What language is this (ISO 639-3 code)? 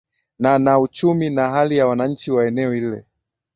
swa